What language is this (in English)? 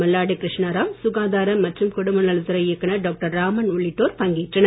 Tamil